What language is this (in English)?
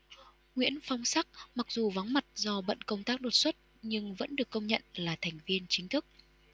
Vietnamese